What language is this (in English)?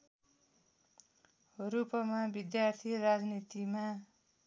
Nepali